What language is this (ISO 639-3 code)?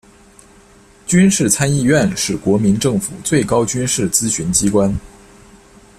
zho